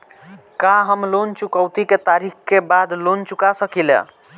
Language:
Bhojpuri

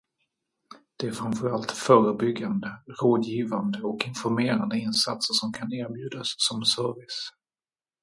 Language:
Swedish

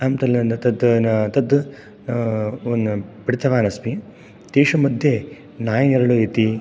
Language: Sanskrit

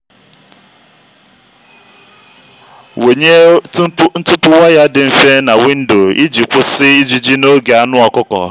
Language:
Igbo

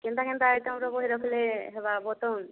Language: Odia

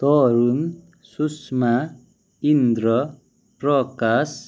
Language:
Nepali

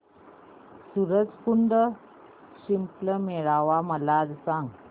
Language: Marathi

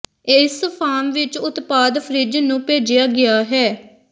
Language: Punjabi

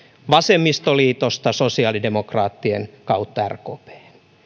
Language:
Finnish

